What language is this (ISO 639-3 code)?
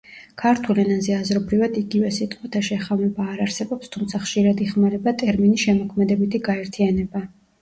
kat